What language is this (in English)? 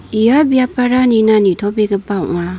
Garo